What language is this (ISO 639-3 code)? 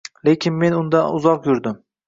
uzb